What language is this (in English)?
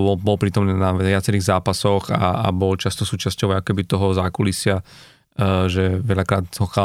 Slovak